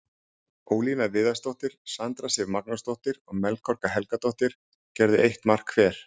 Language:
Icelandic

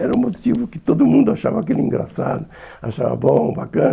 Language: Portuguese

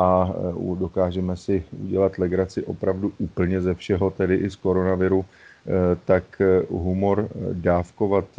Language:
Czech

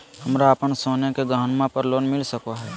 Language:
Magahi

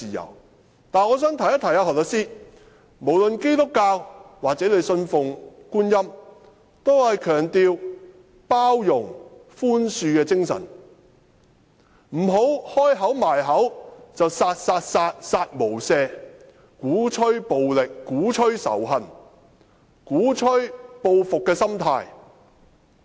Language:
Cantonese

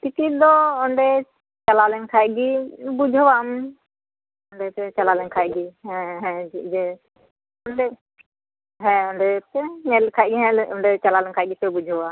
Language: Santali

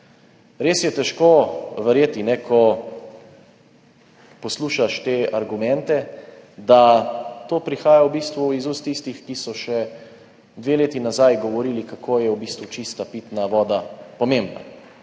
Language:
Slovenian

